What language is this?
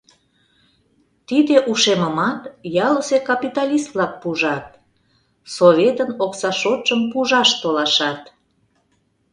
Mari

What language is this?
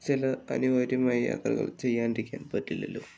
Malayalam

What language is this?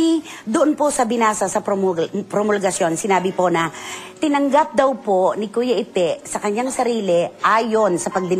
Filipino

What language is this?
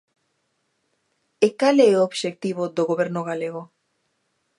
Galician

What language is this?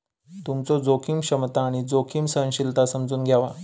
Marathi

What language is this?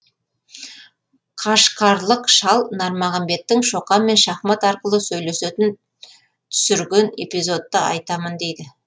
Kazakh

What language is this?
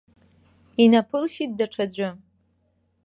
Abkhazian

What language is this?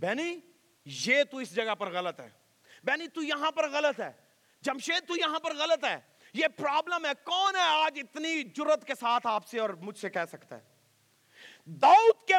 Urdu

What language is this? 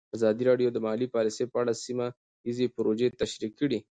Pashto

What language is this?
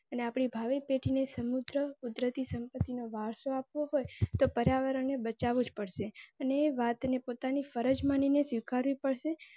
Gujarati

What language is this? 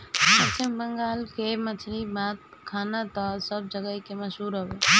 Bhojpuri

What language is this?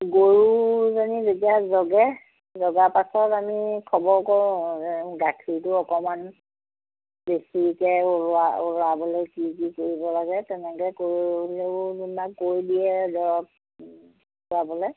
Assamese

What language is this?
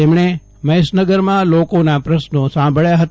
Gujarati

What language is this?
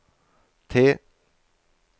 Norwegian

